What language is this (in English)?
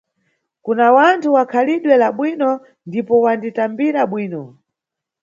Nyungwe